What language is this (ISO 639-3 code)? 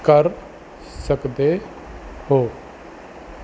pan